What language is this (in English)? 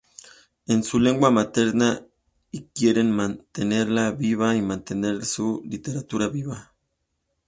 Spanish